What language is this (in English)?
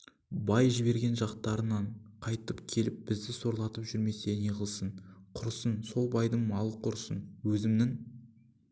Kazakh